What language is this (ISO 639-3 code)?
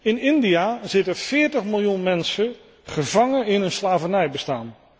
nld